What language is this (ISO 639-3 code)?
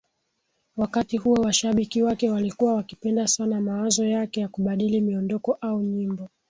swa